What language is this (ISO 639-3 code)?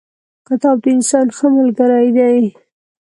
pus